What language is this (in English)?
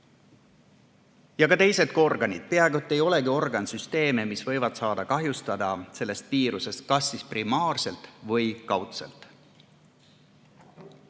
Estonian